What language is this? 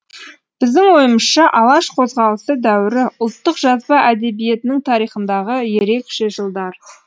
Kazakh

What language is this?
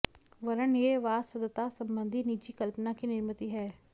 Sanskrit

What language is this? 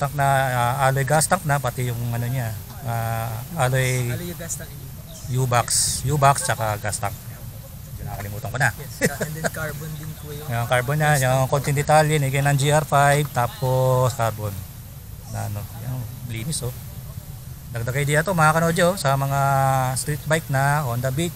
Filipino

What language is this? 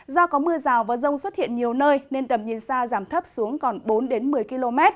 Vietnamese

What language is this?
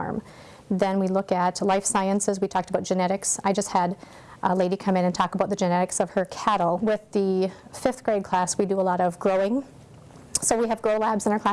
English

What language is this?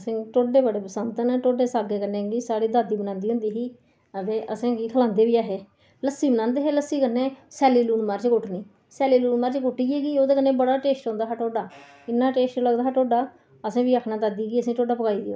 Dogri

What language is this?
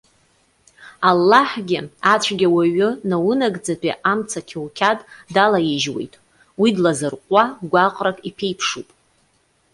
Abkhazian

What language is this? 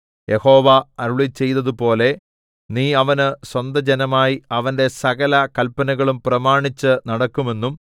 Malayalam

